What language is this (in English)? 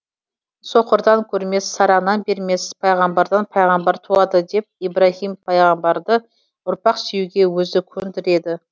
Kazakh